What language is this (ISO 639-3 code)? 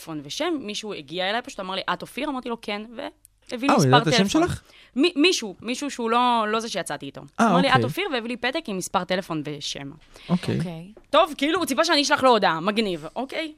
heb